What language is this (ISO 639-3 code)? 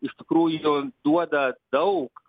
lit